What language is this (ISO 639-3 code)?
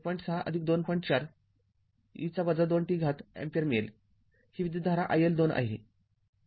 mar